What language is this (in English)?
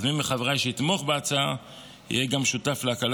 Hebrew